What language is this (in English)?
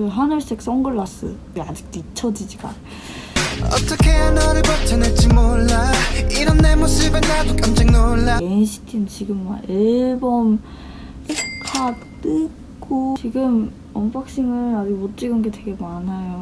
Korean